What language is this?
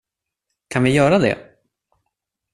Swedish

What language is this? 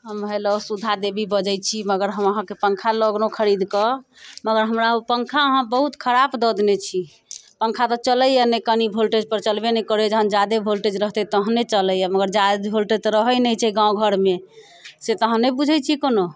Maithili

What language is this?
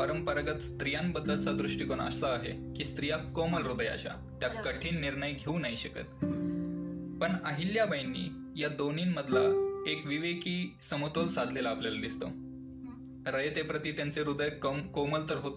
Marathi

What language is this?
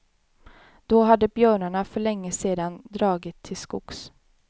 Swedish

